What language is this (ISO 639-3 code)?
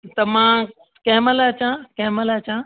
snd